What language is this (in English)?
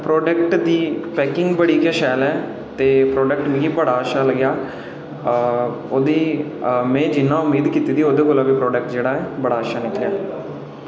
Dogri